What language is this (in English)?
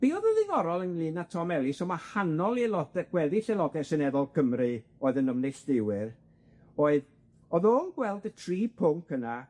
Welsh